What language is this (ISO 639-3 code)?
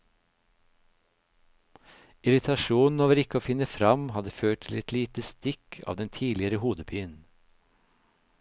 nor